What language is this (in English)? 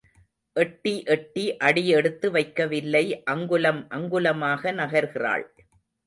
Tamil